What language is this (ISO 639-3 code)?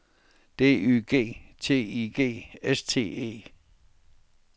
dan